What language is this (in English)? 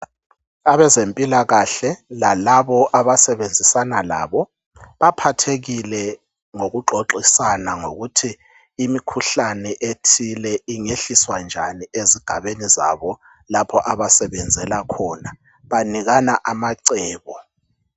North Ndebele